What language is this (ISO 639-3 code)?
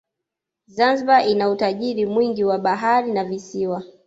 swa